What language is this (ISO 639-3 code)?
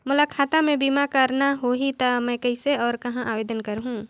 hne